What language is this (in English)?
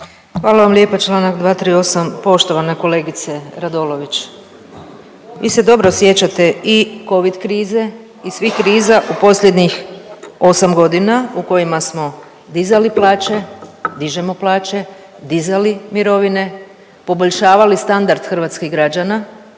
Croatian